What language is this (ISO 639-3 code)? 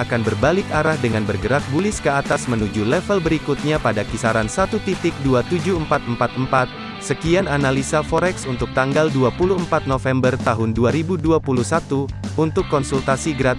ind